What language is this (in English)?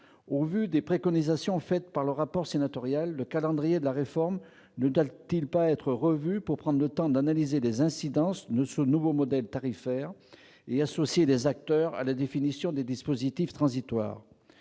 French